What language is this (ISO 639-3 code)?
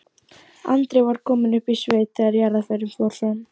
isl